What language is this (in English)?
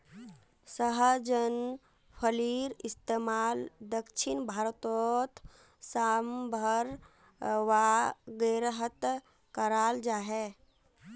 Magahi